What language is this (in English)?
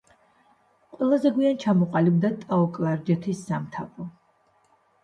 Georgian